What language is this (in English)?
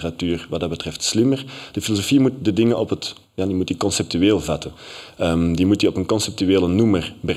Dutch